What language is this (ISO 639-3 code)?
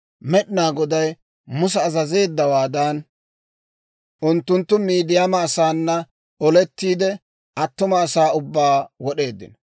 dwr